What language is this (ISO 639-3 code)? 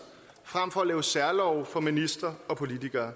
dan